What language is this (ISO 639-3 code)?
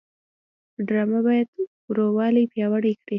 pus